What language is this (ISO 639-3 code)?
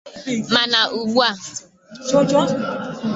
ibo